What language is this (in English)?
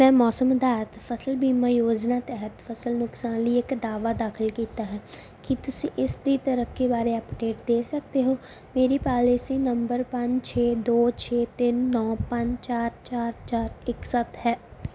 Punjabi